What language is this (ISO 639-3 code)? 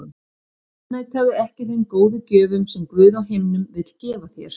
isl